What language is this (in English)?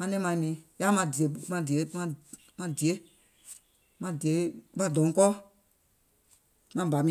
Gola